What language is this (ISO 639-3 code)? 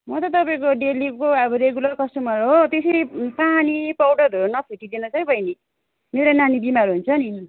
nep